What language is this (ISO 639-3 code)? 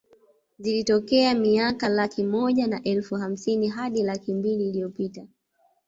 swa